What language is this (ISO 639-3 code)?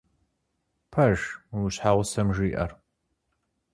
kbd